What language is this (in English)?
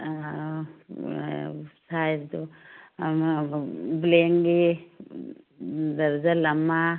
Manipuri